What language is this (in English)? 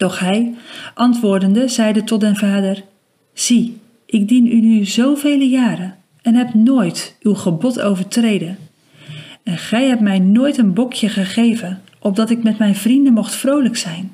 Dutch